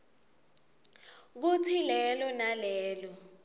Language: Swati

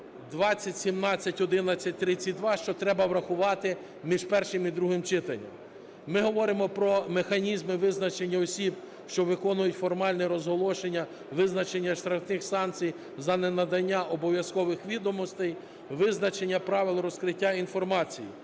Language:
Ukrainian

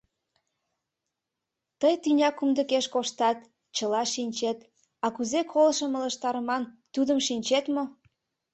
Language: Mari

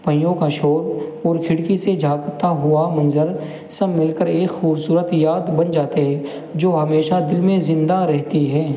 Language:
Urdu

